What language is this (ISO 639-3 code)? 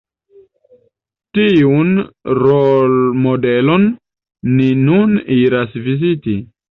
epo